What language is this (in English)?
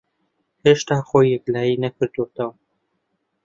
Central Kurdish